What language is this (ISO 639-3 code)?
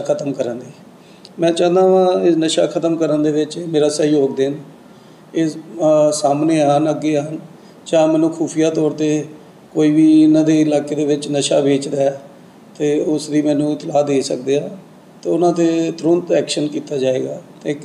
pan